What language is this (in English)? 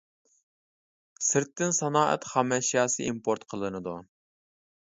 Uyghur